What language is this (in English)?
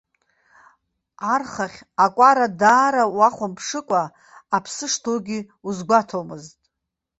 Abkhazian